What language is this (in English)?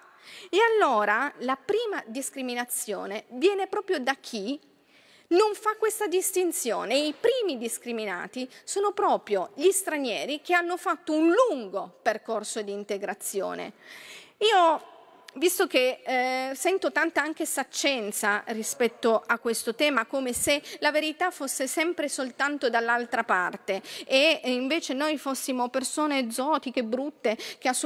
Italian